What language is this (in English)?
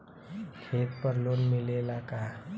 Bhojpuri